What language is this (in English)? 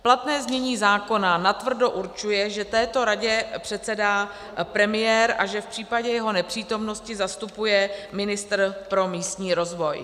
Czech